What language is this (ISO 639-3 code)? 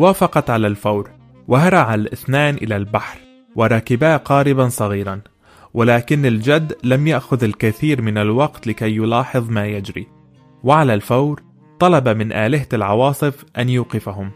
ara